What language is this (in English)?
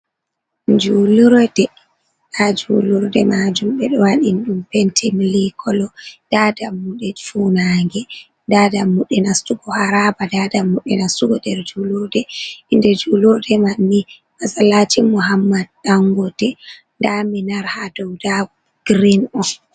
Fula